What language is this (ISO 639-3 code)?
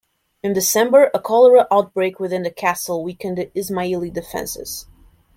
eng